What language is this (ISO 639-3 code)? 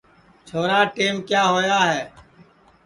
ssi